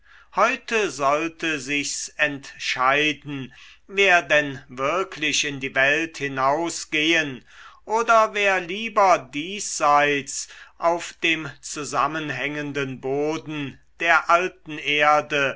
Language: German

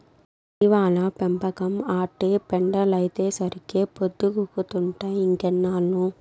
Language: Telugu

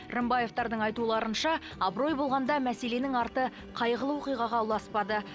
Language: Kazakh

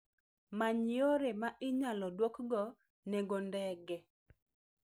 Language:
Luo (Kenya and Tanzania)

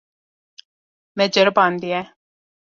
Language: Kurdish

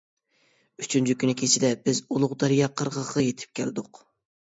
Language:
Uyghur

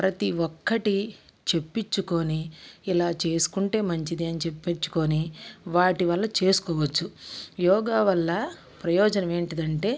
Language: Telugu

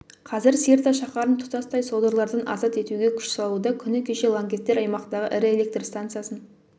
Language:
Kazakh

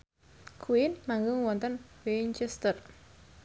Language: Javanese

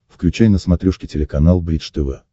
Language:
Russian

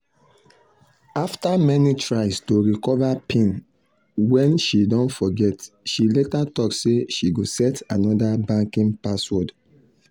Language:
Nigerian Pidgin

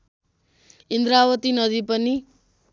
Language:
Nepali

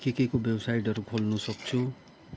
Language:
Nepali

